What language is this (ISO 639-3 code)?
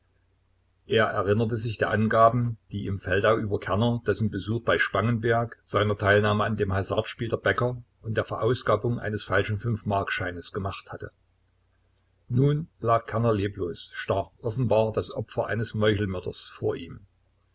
deu